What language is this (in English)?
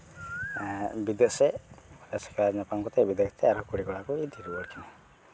Santali